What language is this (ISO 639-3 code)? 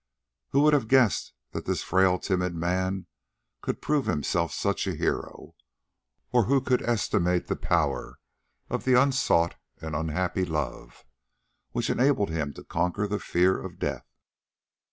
eng